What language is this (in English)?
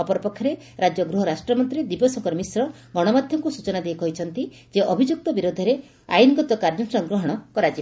Odia